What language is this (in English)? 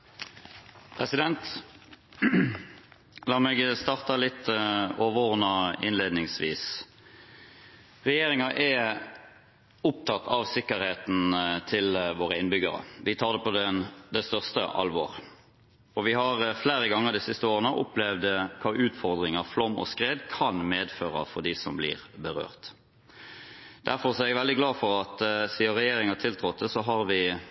Norwegian